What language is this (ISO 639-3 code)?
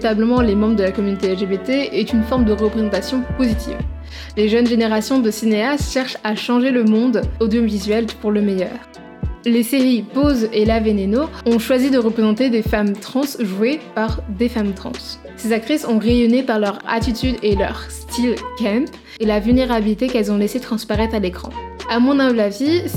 fra